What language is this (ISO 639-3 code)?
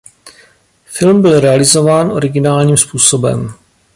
ces